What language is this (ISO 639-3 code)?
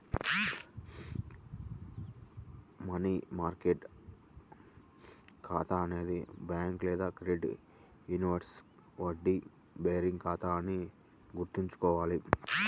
tel